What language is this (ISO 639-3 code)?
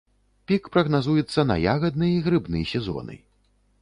bel